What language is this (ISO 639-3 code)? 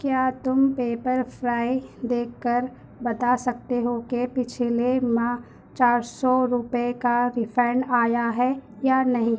urd